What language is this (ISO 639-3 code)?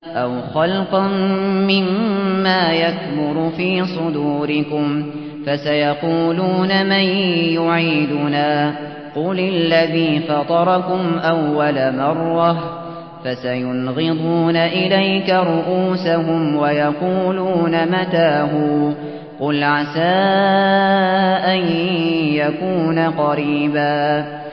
ara